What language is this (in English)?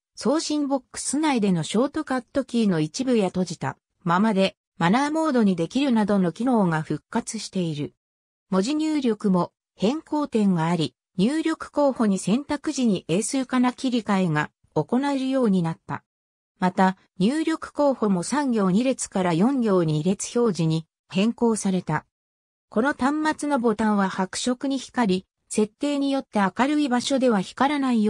Japanese